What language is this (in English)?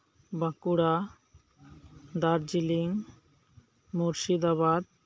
Santali